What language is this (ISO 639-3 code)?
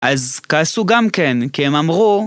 heb